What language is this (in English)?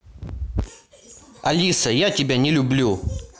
Russian